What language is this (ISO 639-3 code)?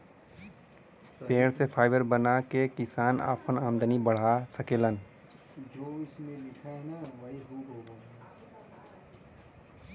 bho